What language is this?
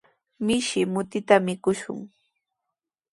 Sihuas Ancash Quechua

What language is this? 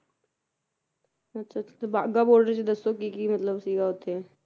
Punjabi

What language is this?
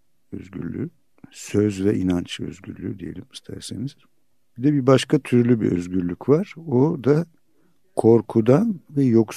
Turkish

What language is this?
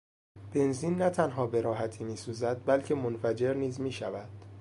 Persian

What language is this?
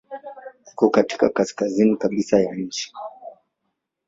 Swahili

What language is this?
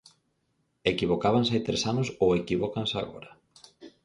Galician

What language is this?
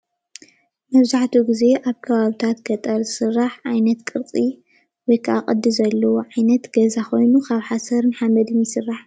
Tigrinya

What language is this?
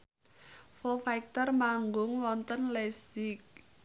Javanese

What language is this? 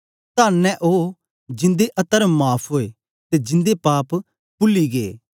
Dogri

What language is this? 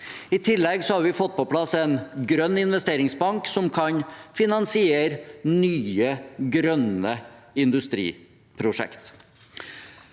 Norwegian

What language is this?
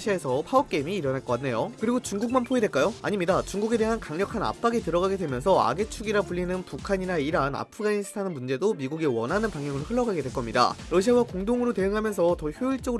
Korean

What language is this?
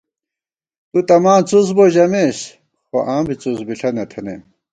Gawar-Bati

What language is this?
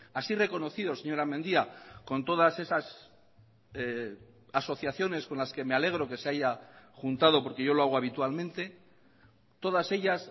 Spanish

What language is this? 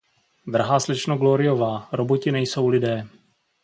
Czech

